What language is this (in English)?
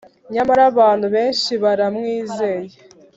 Kinyarwanda